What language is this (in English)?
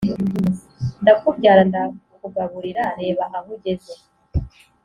Kinyarwanda